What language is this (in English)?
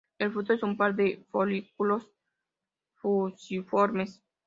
Spanish